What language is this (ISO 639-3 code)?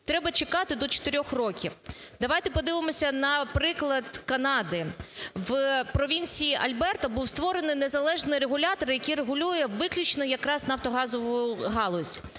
ukr